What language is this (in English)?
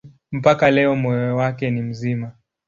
Swahili